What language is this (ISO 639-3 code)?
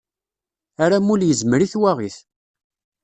kab